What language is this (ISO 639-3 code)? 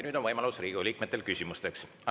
est